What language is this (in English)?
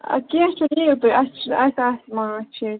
Kashmiri